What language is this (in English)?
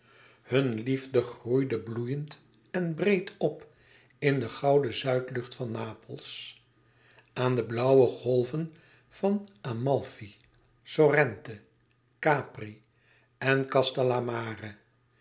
Dutch